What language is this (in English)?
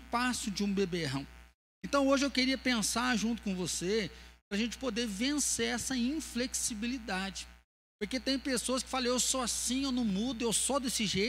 Portuguese